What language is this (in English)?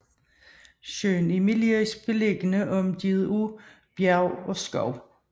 Danish